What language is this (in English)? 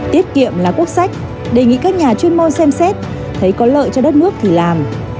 Vietnamese